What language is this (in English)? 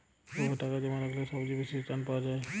Bangla